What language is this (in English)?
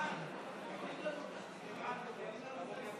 Hebrew